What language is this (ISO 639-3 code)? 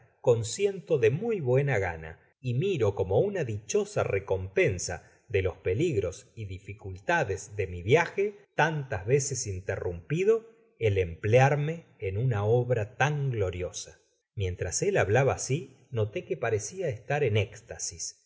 spa